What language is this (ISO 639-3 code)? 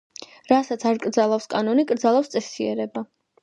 kat